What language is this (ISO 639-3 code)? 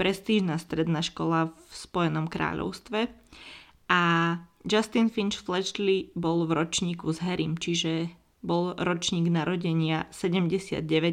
slk